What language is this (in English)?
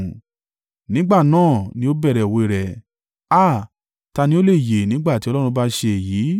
Yoruba